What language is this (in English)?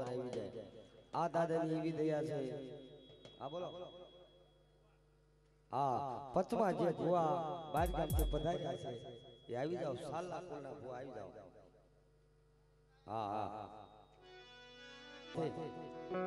Gujarati